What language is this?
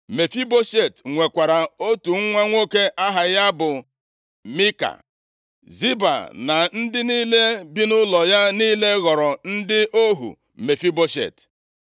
Igbo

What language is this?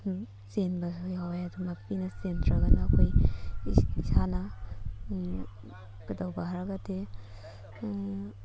Manipuri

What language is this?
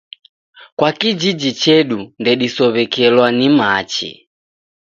Taita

